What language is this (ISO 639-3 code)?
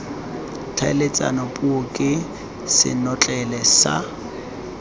tsn